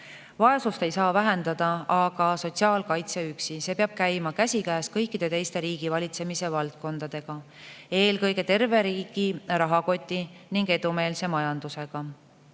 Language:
Estonian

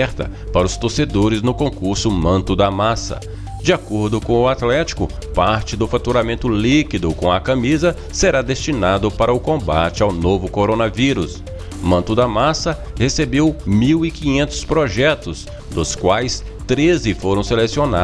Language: Portuguese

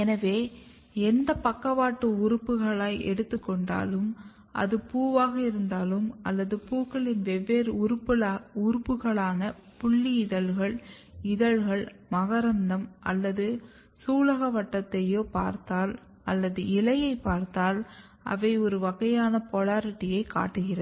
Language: Tamil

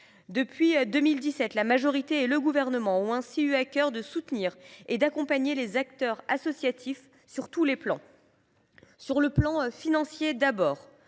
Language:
French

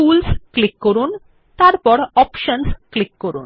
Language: Bangla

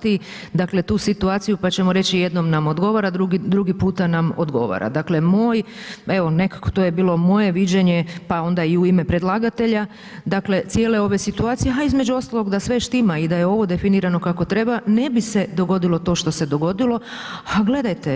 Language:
Croatian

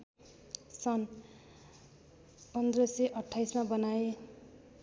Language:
Nepali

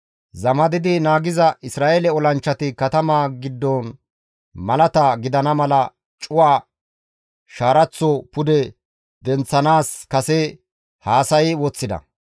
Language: Gamo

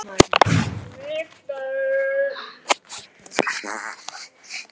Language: Icelandic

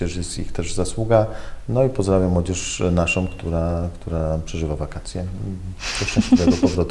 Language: Polish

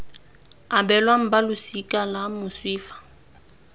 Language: Tswana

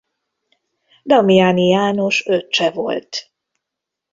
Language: Hungarian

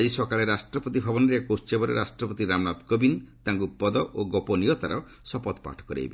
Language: Odia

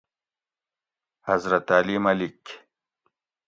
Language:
Gawri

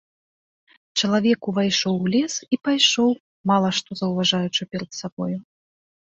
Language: Belarusian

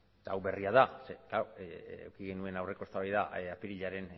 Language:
Basque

